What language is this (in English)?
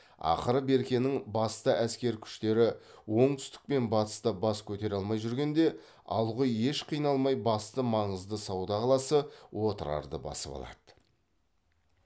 Kazakh